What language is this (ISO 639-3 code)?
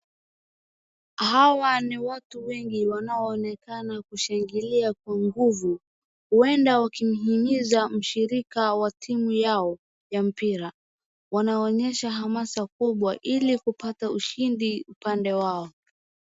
swa